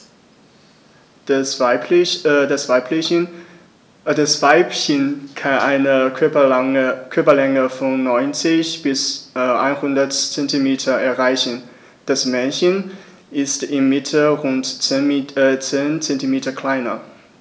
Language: German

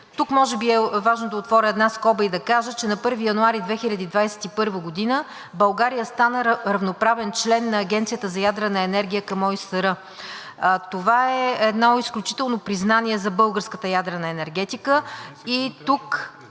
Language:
Bulgarian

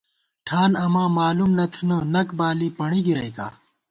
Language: Gawar-Bati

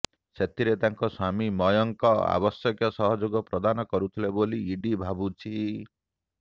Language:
Odia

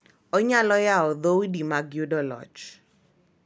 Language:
Luo (Kenya and Tanzania)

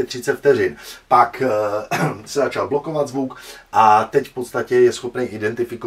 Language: Czech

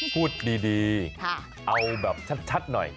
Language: Thai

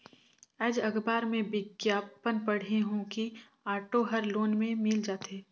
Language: Chhattisgarhi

